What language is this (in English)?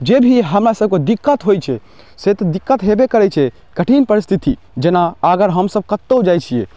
Maithili